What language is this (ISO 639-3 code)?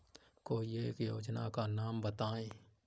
hin